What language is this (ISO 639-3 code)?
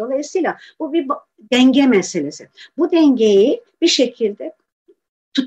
tur